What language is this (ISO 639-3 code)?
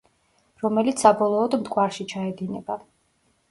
kat